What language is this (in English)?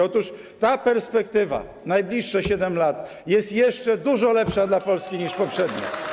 Polish